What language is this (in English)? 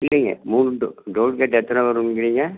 Tamil